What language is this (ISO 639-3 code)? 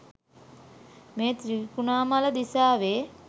sin